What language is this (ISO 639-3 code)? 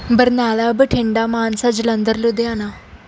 pan